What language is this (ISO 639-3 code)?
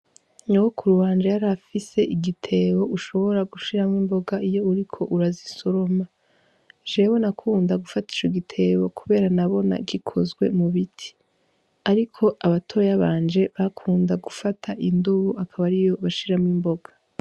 run